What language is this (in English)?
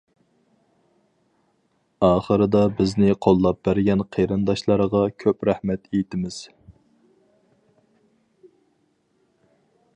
Uyghur